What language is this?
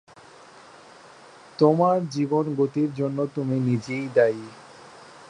Bangla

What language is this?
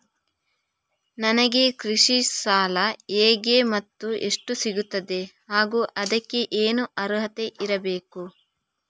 Kannada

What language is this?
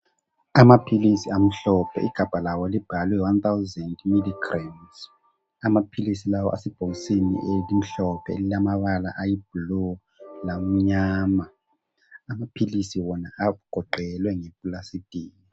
North Ndebele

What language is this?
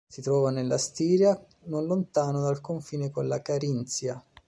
Italian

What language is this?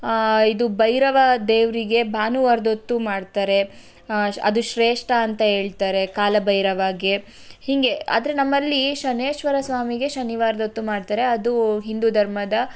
Kannada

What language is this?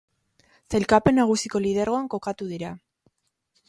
Basque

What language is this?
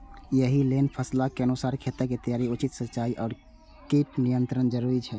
Maithili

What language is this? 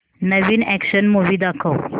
Marathi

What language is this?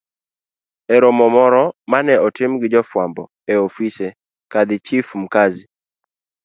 Luo (Kenya and Tanzania)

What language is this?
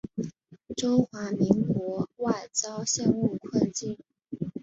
Chinese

